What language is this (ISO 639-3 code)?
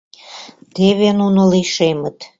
chm